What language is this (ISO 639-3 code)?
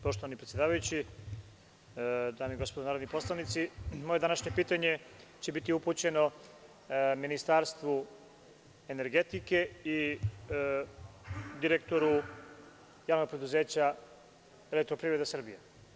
srp